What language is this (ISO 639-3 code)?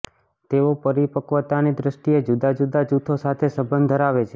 guj